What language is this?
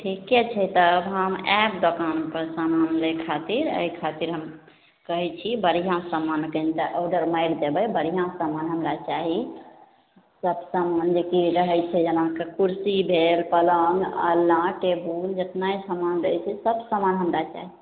Maithili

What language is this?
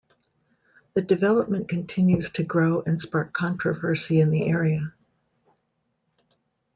English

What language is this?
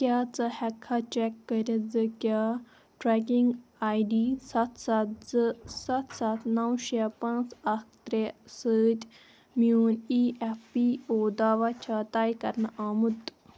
Kashmiri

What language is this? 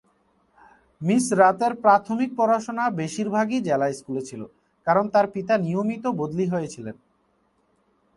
Bangla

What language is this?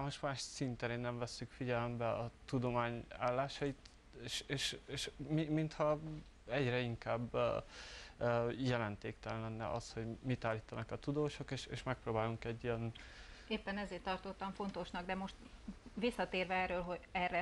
Hungarian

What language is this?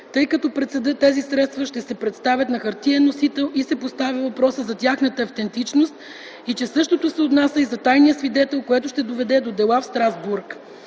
Bulgarian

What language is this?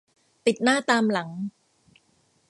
Thai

